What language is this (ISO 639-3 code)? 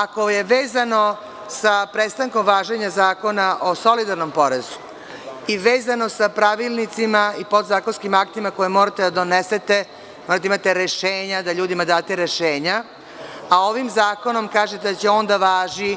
srp